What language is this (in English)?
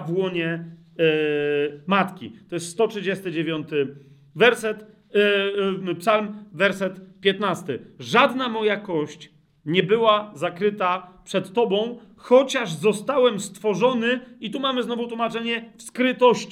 Polish